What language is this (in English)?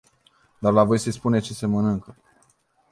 Romanian